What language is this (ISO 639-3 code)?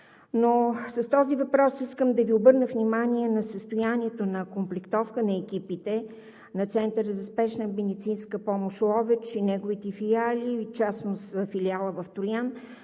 bul